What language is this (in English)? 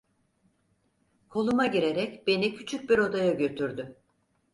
Turkish